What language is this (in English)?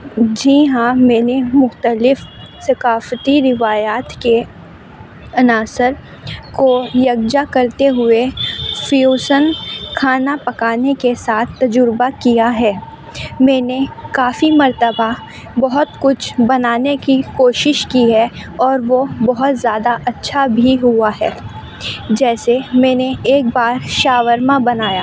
Urdu